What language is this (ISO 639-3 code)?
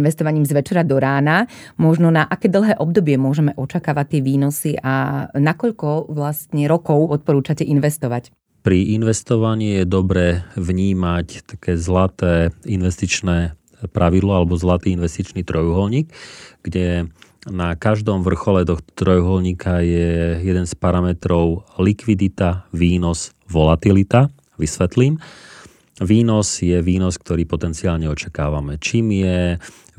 slk